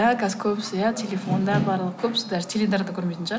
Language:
Kazakh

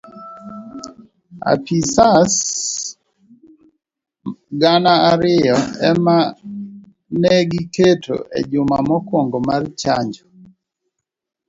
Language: Luo (Kenya and Tanzania)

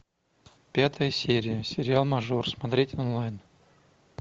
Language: Russian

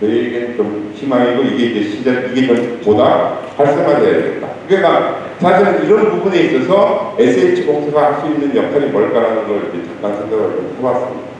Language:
Korean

